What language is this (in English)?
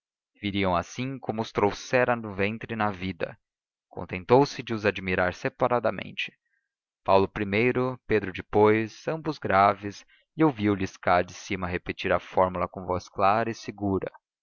Portuguese